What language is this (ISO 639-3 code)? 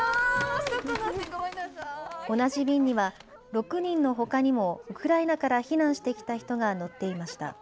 jpn